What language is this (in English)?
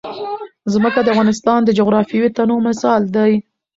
Pashto